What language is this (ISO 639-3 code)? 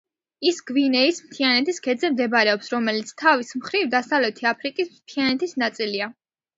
kat